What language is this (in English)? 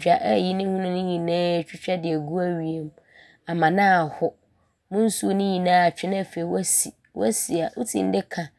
Abron